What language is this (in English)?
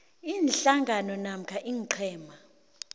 South Ndebele